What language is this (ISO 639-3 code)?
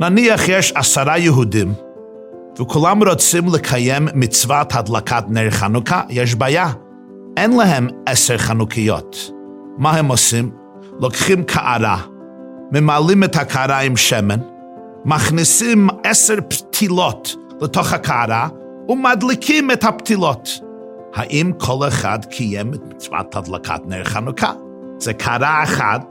heb